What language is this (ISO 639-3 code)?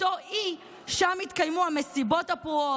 heb